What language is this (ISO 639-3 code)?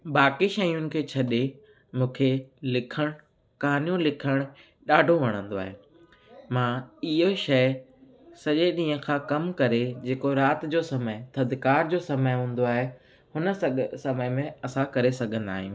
snd